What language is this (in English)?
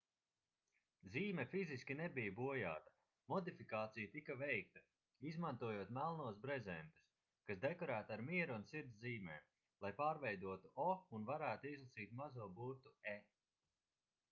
Latvian